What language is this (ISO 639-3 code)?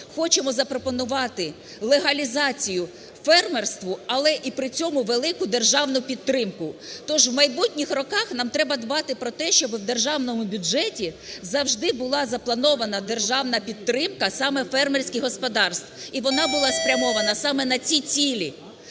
ukr